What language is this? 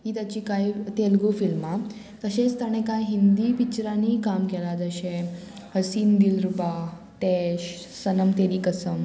Konkani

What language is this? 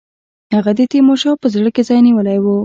Pashto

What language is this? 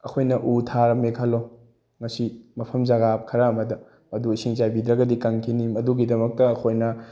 Manipuri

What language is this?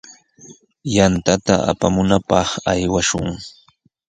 Sihuas Ancash Quechua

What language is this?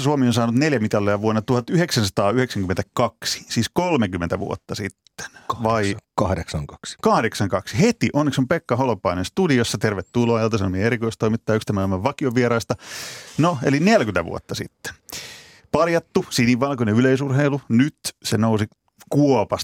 Finnish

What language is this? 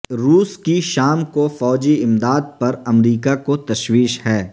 Urdu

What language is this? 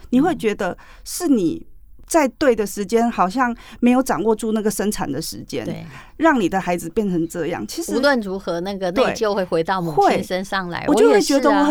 Chinese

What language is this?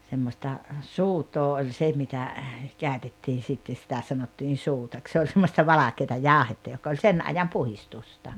Finnish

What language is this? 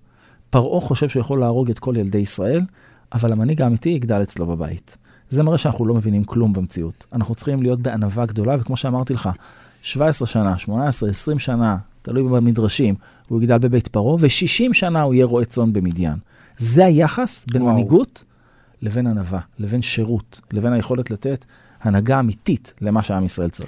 Hebrew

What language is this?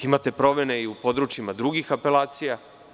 Serbian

